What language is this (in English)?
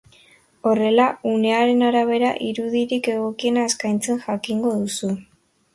Basque